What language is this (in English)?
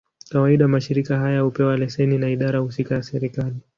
Swahili